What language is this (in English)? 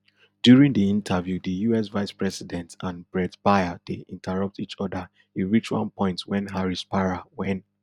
Nigerian Pidgin